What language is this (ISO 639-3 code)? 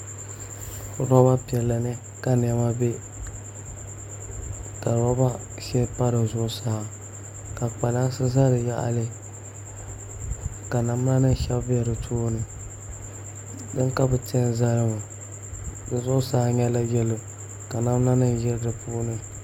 dag